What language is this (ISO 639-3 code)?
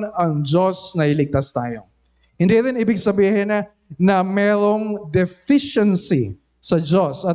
fil